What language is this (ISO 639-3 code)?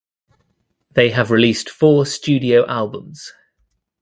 eng